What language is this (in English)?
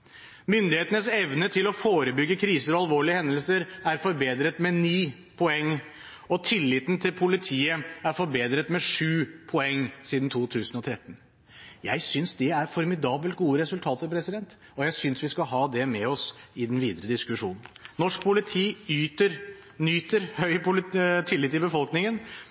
Norwegian Bokmål